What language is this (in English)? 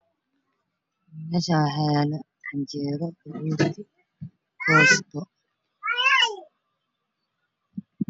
Somali